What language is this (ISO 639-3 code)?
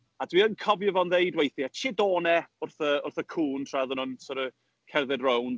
cym